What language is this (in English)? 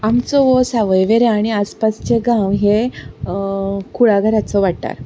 Konkani